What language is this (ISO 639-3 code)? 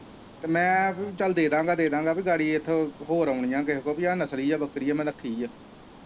pan